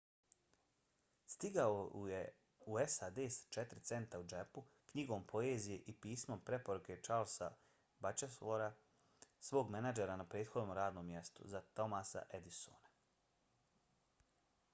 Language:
Bosnian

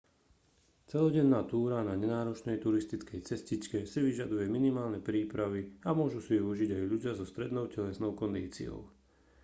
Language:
Slovak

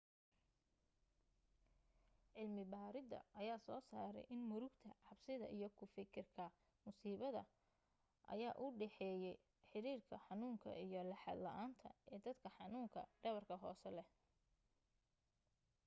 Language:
Somali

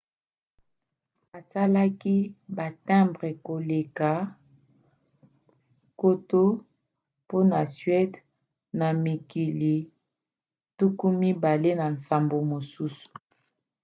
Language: Lingala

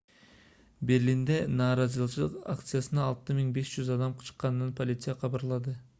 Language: Kyrgyz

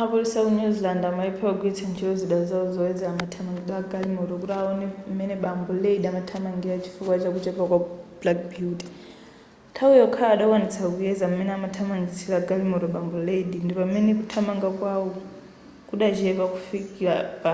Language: Nyanja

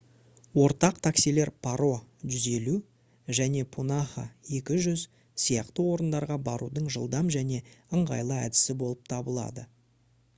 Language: Kazakh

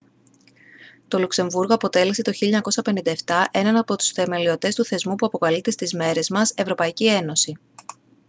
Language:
Greek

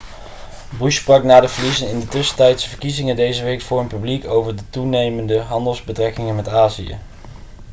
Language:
Dutch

